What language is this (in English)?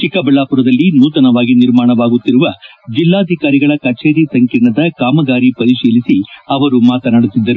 Kannada